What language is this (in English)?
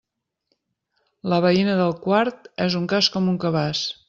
Catalan